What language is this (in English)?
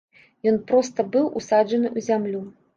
Belarusian